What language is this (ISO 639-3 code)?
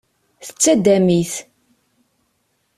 kab